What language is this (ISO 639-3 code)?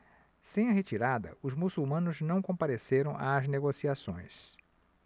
por